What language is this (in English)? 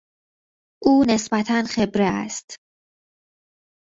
Persian